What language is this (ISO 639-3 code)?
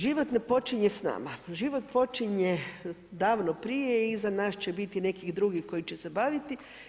hrv